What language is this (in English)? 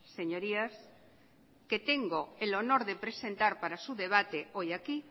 Spanish